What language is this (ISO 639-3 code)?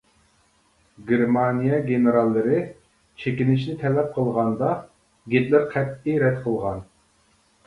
uig